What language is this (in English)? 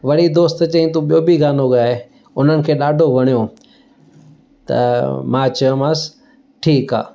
Sindhi